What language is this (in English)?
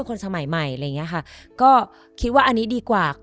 Thai